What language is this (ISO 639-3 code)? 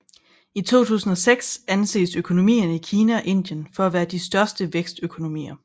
dan